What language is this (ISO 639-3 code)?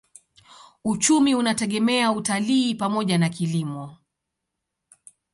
swa